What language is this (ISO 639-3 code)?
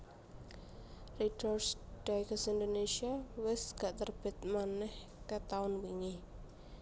jav